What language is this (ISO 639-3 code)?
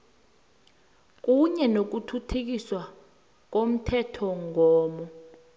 nbl